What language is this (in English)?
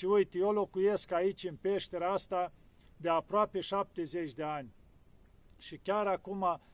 Romanian